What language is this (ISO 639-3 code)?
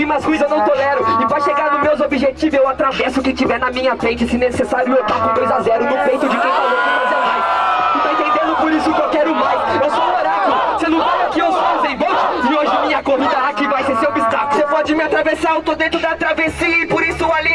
por